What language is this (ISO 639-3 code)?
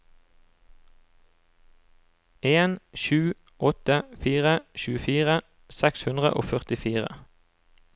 nor